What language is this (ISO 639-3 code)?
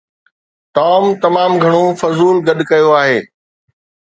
snd